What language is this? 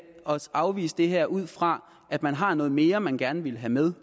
Danish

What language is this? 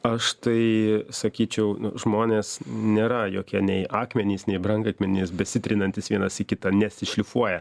Lithuanian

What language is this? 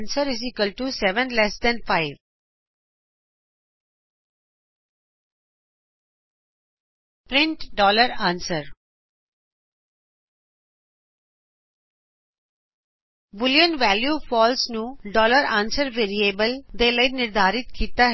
Punjabi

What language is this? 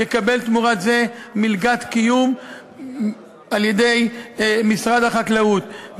Hebrew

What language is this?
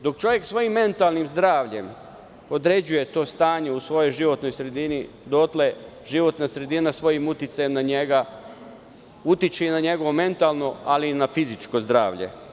Serbian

